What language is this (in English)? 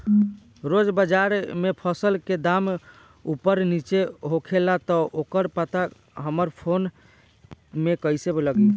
Bhojpuri